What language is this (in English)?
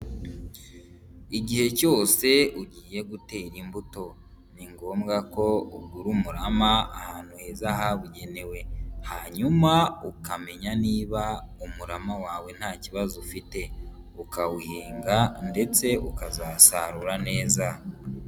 Kinyarwanda